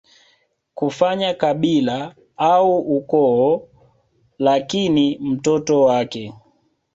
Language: Swahili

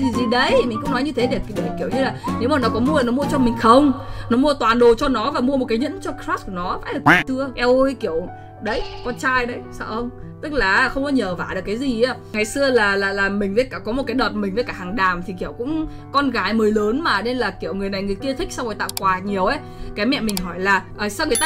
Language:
Vietnamese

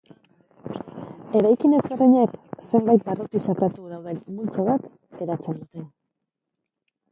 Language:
Basque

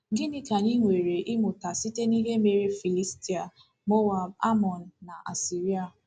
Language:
Igbo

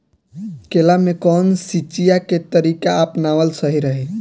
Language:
Bhojpuri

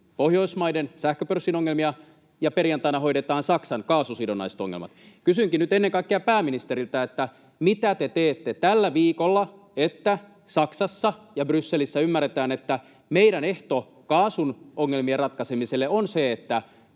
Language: Finnish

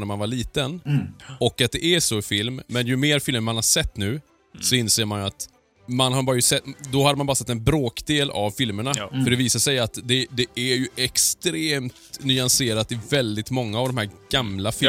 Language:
Swedish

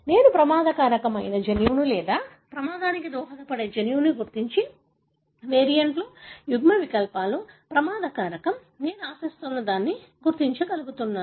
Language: Telugu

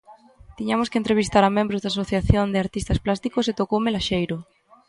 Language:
Galician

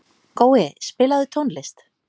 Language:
Icelandic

